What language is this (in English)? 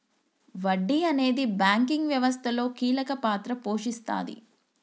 Telugu